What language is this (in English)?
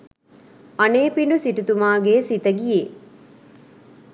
Sinhala